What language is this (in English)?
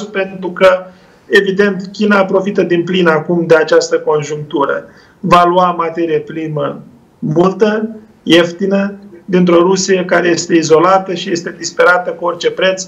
Romanian